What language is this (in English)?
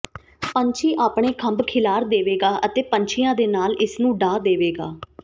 Punjabi